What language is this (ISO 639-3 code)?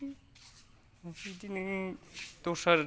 brx